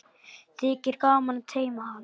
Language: Icelandic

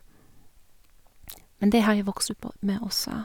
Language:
Norwegian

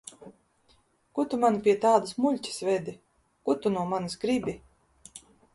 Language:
Latvian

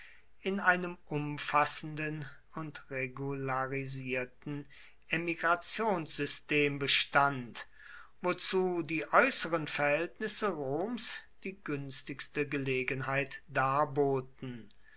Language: German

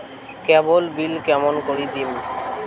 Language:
Bangla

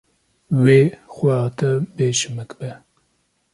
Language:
Kurdish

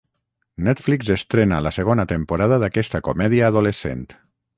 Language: Catalan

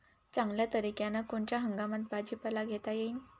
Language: Marathi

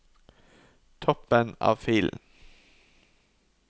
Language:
Norwegian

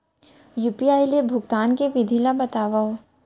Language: Chhattisgarhi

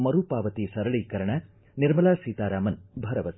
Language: Kannada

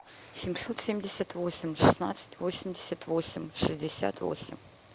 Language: Russian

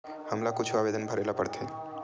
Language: Chhattisgarhi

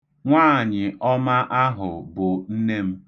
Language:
Igbo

